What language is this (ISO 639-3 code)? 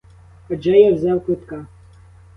ukr